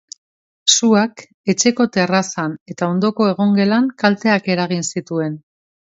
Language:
Basque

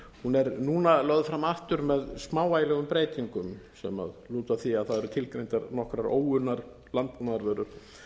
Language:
Icelandic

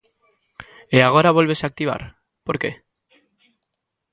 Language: Galician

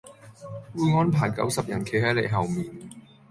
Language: Cantonese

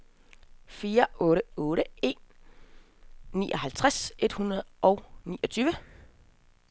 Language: Danish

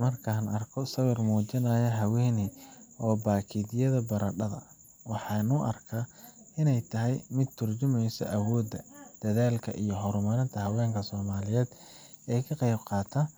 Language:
Somali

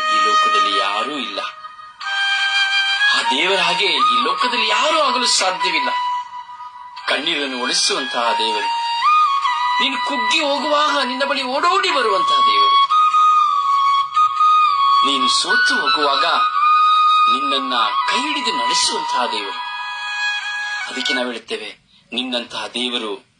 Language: Korean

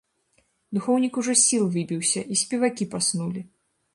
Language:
Belarusian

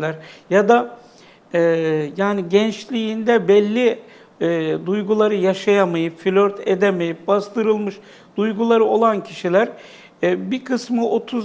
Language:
Turkish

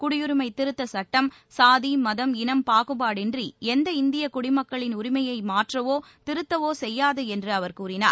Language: Tamil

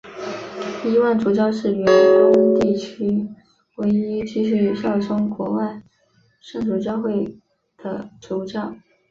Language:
Chinese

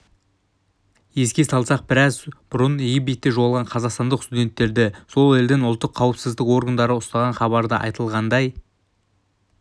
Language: Kazakh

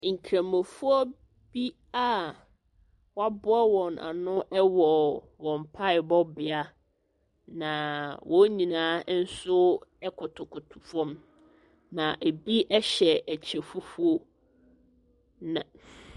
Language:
Akan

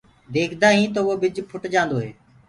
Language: Gurgula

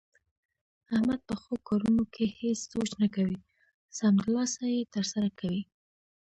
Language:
Pashto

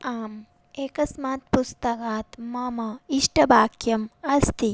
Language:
Sanskrit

